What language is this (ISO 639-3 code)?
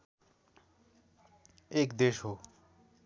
nep